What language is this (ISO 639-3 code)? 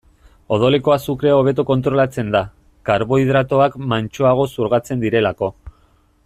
eus